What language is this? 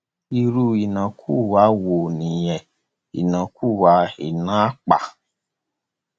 Yoruba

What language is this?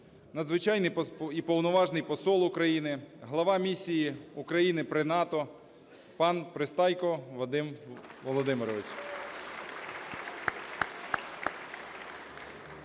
Ukrainian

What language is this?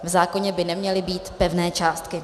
Czech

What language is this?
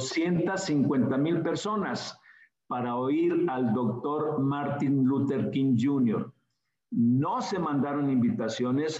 Spanish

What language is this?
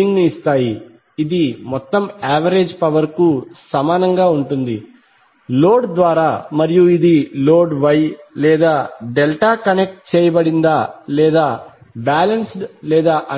Telugu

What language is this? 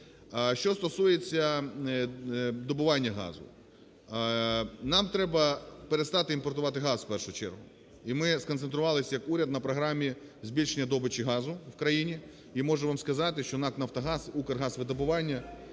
Ukrainian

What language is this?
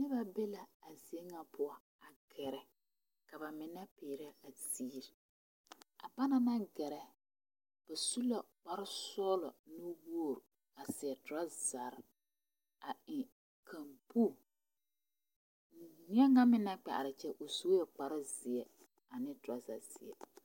Southern Dagaare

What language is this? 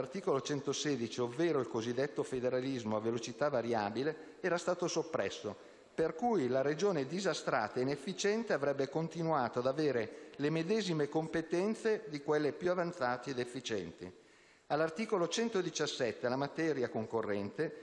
Italian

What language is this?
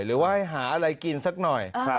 Thai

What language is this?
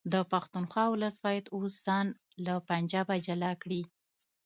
Pashto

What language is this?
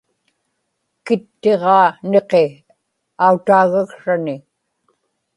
Inupiaq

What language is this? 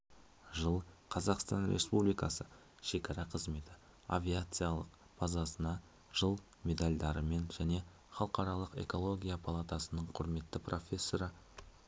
Kazakh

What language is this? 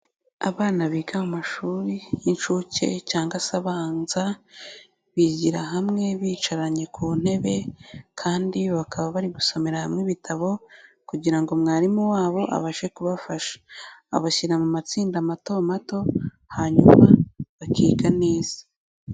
Kinyarwanda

